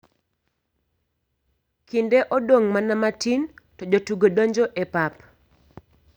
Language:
Luo (Kenya and Tanzania)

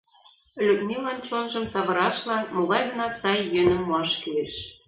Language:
Mari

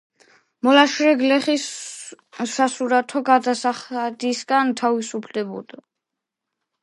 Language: Georgian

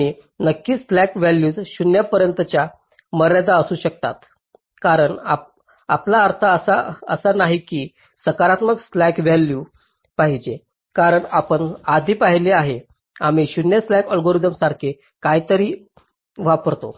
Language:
Marathi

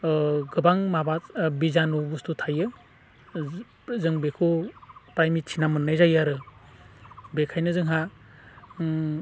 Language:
Bodo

